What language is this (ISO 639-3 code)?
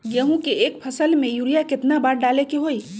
mag